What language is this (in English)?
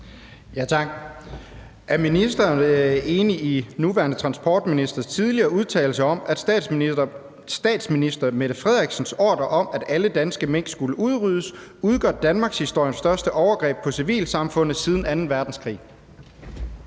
Danish